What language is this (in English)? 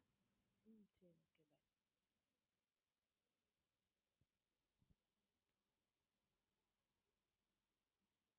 Tamil